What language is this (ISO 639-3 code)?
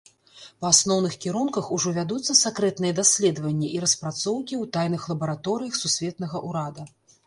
bel